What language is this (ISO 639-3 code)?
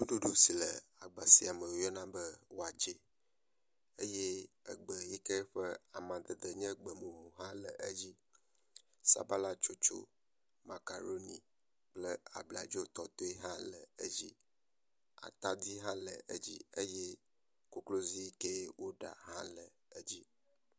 ewe